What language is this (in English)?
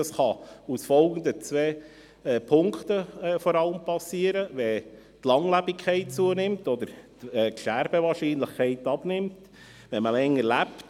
Swiss German